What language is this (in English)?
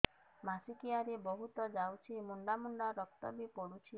Odia